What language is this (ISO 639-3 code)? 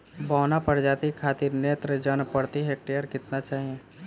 bho